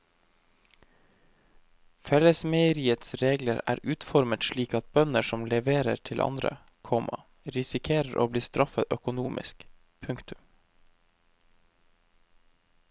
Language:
Norwegian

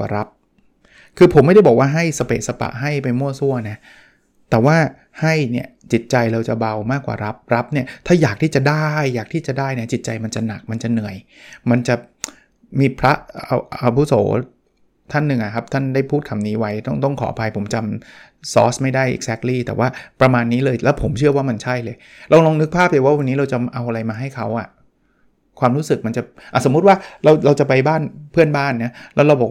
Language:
Thai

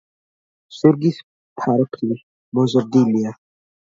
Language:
Georgian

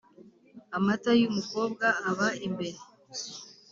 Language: Kinyarwanda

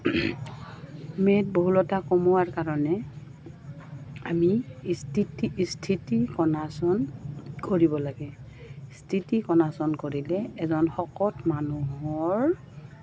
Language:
Assamese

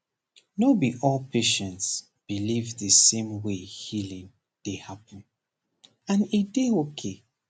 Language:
Nigerian Pidgin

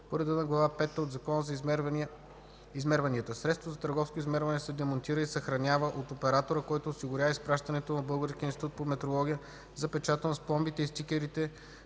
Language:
Bulgarian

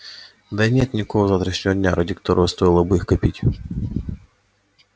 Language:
Russian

